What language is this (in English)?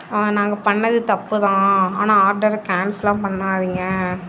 Tamil